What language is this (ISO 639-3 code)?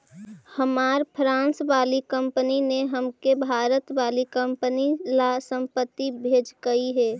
mag